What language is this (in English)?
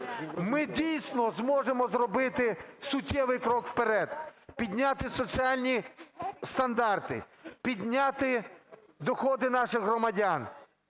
Ukrainian